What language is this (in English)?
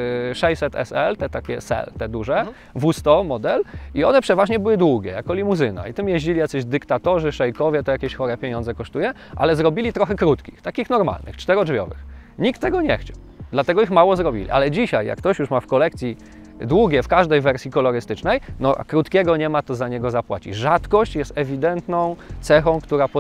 Polish